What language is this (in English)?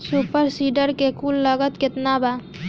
Bhojpuri